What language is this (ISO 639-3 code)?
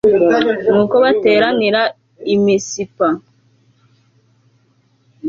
kin